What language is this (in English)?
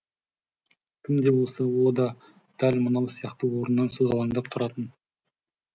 Kazakh